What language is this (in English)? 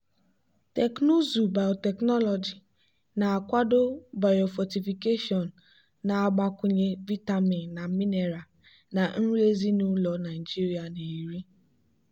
Igbo